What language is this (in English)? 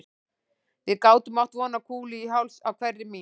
Icelandic